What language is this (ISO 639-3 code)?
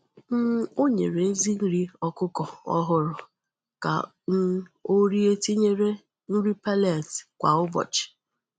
ibo